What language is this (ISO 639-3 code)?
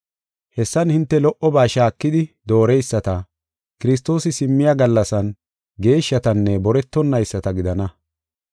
gof